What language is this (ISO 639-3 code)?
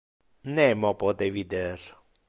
ina